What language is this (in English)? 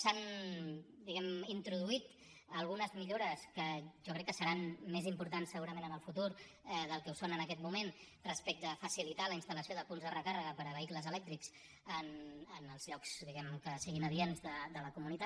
Catalan